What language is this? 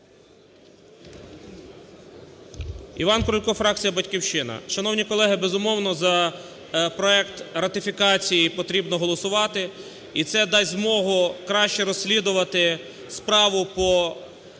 Ukrainian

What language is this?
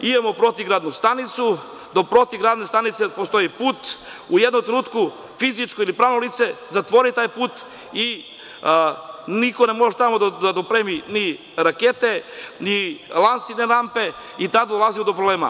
Serbian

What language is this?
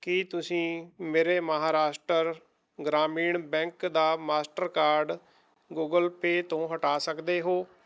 Punjabi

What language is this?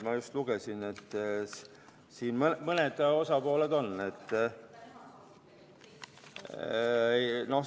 Estonian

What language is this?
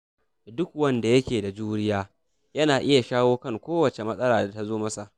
Hausa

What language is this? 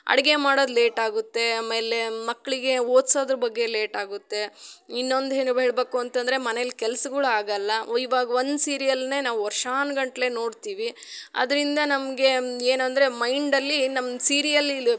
Kannada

